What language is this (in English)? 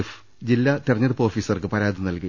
Malayalam